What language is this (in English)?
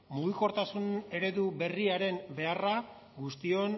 Basque